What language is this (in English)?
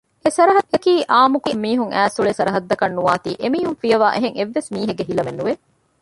Divehi